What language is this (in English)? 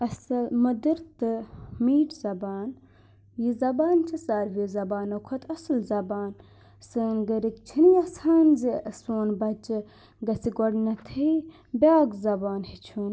Kashmiri